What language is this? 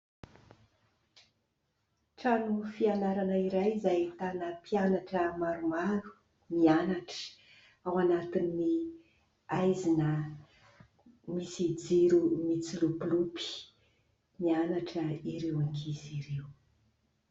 Malagasy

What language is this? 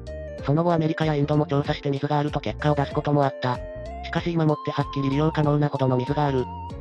Japanese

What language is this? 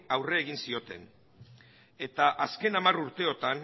Basque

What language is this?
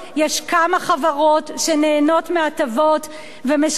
Hebrew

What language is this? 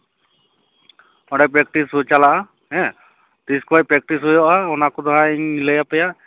Santali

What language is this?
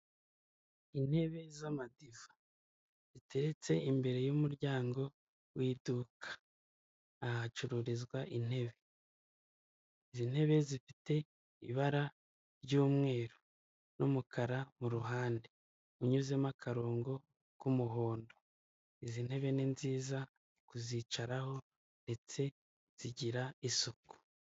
Kinyarwanda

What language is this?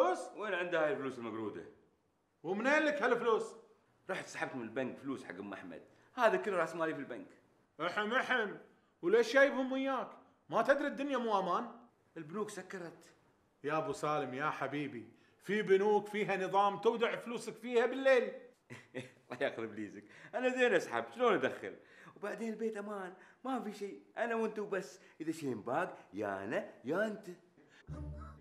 Arabic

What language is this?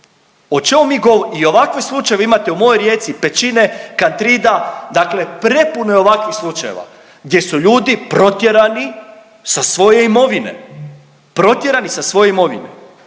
Croatian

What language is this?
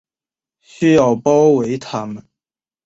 Chinese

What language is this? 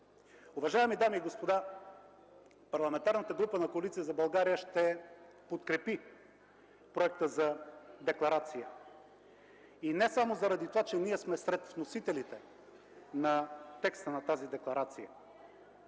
Bulgarian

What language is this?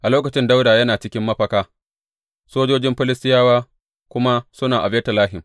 Hausa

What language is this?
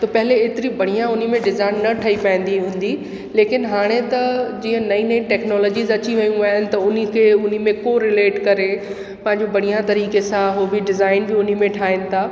Sindhi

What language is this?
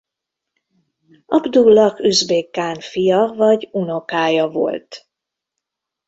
Hungarian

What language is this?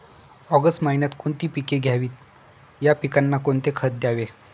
Marathi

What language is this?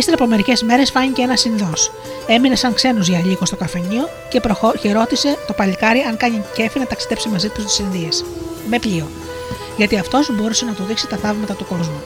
Greek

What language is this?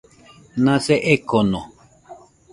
Nüpode Huitoto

